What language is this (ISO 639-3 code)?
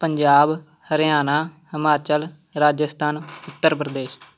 pan